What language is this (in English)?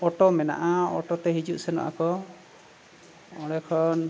Santali